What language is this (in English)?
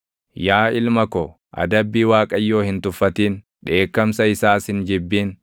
Oromo